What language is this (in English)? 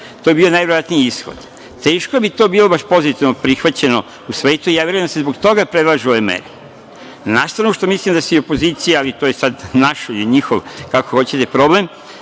Serbian